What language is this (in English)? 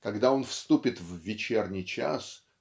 Russian